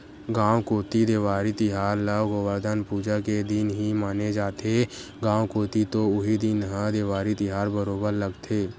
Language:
Chhattisgarhi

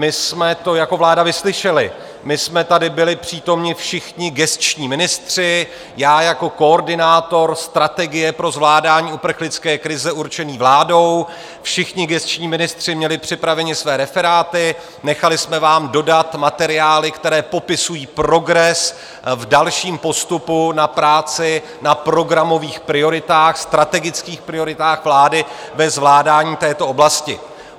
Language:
Czech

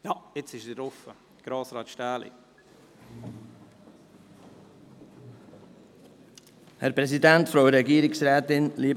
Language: Swiss German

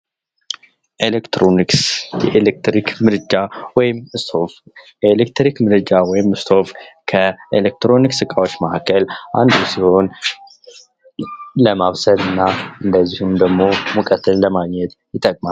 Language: Amharic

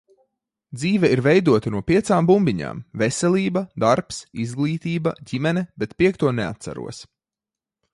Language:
Latvian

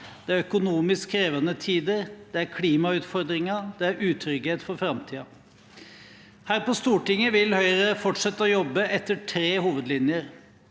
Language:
Norwegian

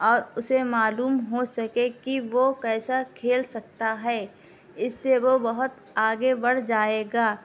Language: Urdu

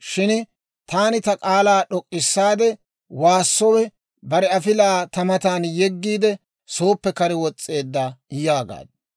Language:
Dawro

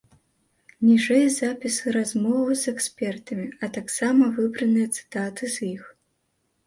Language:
Belarusian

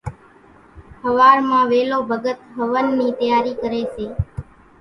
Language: Kachi Koli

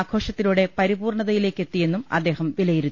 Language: Malayalam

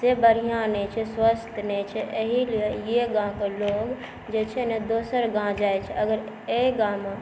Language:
Maithili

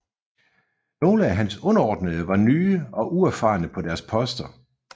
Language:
Danish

